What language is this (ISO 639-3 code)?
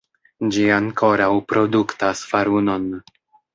epo